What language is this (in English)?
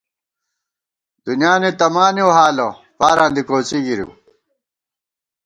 Gawar-Bati